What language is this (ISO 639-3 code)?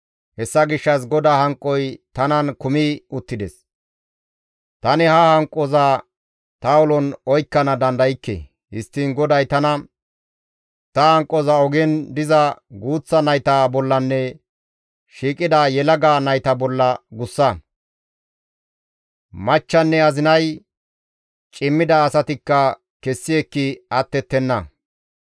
gmv